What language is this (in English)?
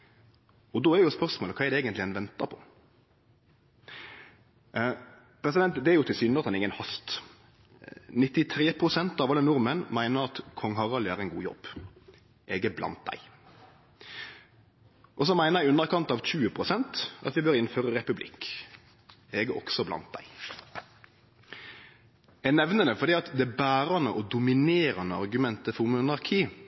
Norwegian Nynorsk